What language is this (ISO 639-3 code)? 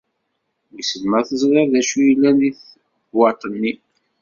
kab